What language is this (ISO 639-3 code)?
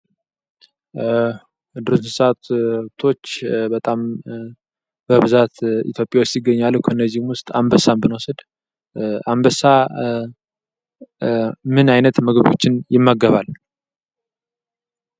amh